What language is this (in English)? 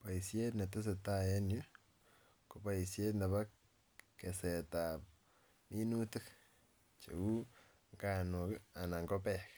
Kalenjin